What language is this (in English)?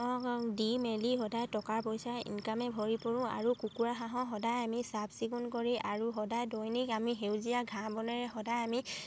Assamese